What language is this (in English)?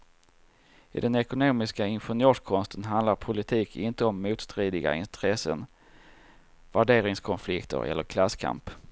Swedish